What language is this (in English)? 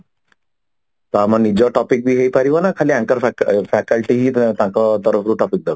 Odia